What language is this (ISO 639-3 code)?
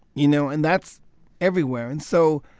eng